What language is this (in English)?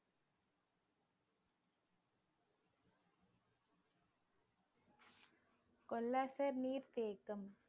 Tamil